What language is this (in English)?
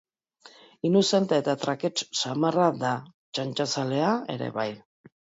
Basque